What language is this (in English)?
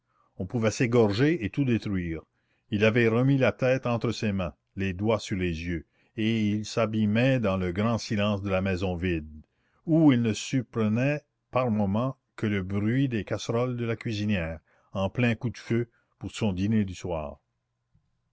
French